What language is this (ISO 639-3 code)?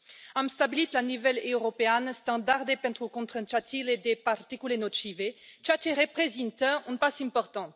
ron